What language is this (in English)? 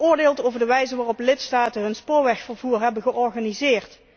Dutch